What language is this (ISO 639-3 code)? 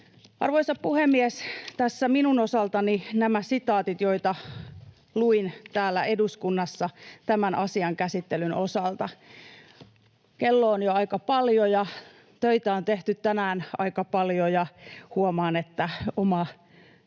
fin